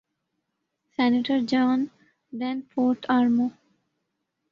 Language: Urdu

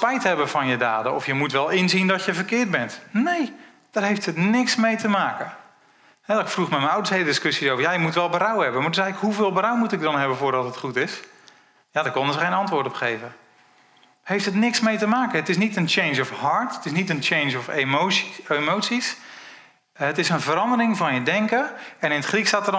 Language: Dutch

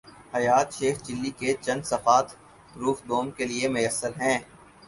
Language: Urdu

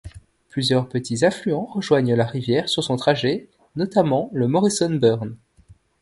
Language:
French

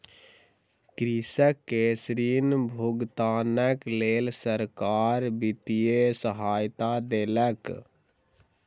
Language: Maithili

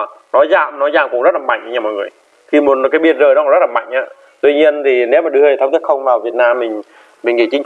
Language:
Vietnamese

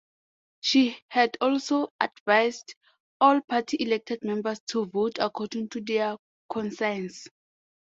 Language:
English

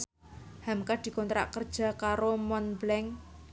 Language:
Javanese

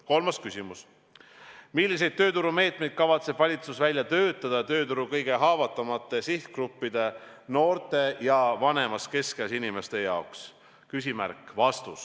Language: Estonian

